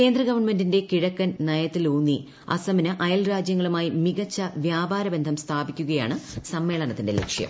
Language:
Malayalam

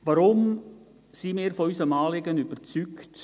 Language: Swiss German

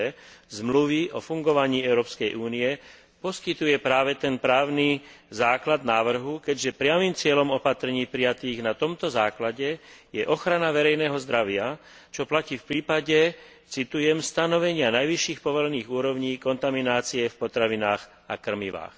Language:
Slovak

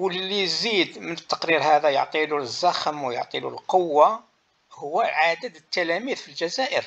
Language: Arabic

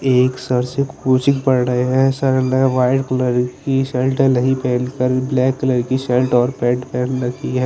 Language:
Hindi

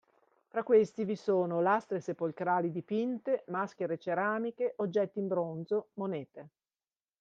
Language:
Italian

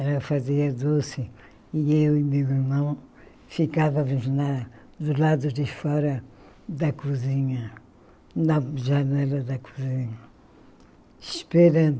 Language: Portuguese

